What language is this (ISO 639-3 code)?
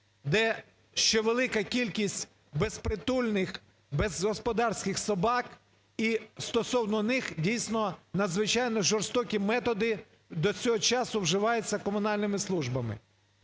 ukr